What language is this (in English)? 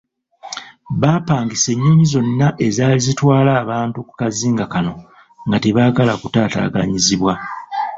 Ganda